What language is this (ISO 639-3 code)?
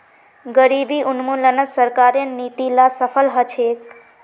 mag